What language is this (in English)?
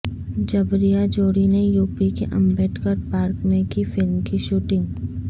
Urdu